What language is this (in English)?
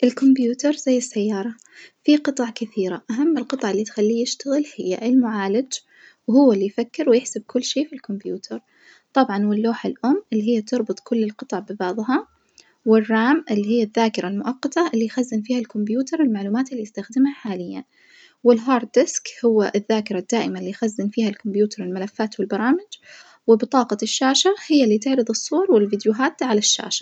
Najdi Arabic